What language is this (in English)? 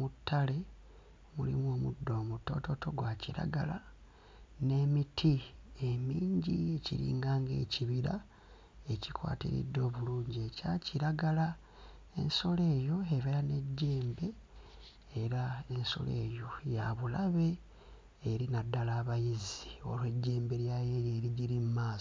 Ganda